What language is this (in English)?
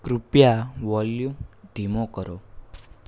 Gujarati